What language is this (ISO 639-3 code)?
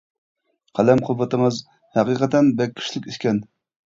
uig